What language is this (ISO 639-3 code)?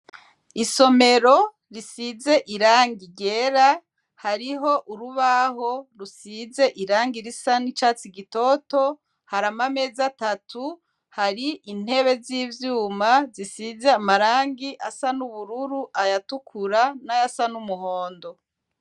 run